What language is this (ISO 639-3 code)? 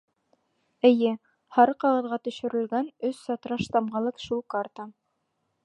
bak